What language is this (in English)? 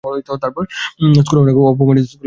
Bangla